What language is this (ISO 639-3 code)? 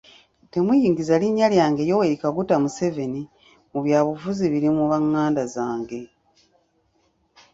lug